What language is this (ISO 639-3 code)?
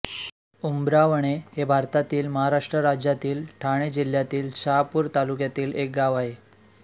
mar